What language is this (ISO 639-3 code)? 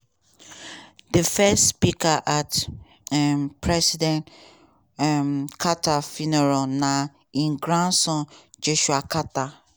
pcm